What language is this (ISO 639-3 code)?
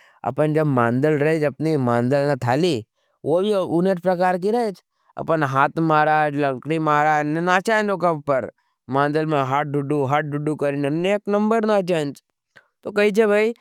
noe